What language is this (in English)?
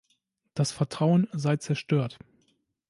German